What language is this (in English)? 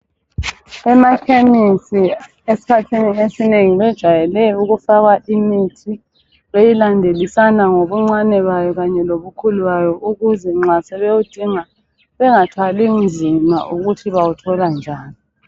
North Ndebele